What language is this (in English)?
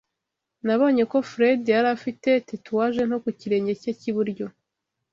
Kinyarwanda